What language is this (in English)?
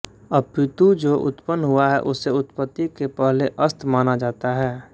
Hindi